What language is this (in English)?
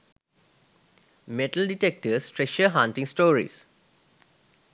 Sinhala